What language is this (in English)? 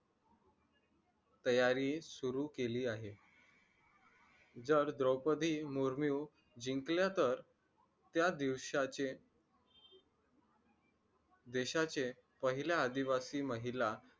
Marathi